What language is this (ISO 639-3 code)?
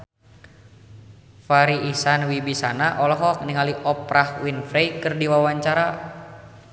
sun